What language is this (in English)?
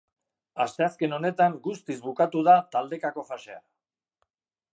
Basque